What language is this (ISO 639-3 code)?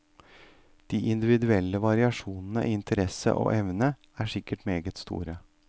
nor